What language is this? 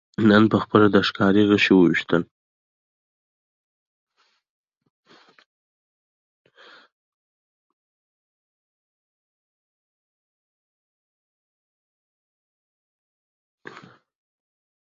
Pashto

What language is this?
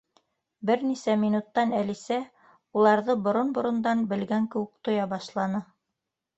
Bashkir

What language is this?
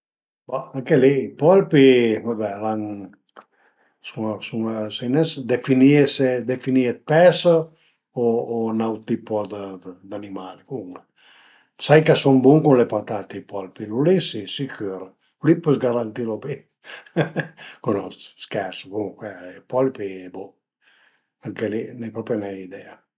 Piedmontese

